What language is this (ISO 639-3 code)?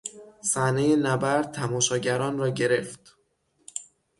fas